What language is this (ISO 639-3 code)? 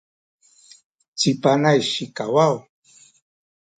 szy